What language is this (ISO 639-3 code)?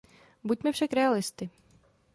ces